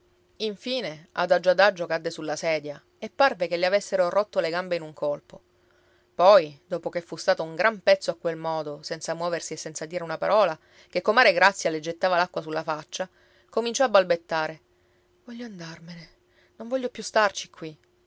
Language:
Italian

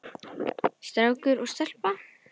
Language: Icelandic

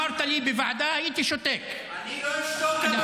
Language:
Hebrew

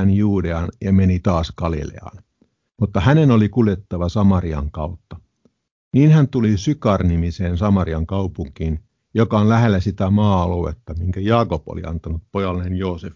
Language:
Finnish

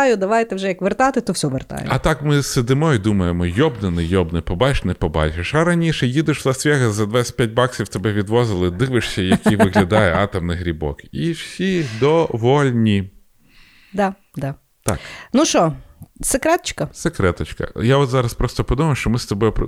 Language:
Ukrainian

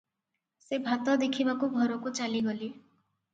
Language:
Odia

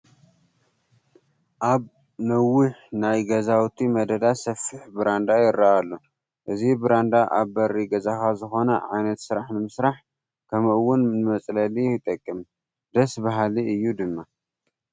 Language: Tigrinya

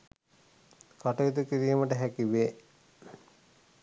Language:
Sinhala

